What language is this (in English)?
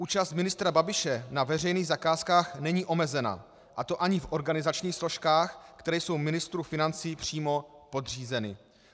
Czech